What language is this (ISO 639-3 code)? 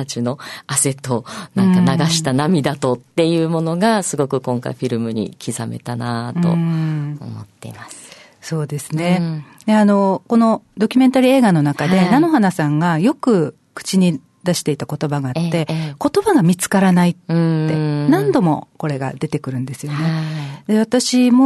jpn